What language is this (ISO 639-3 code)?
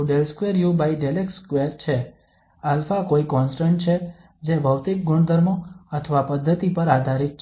guj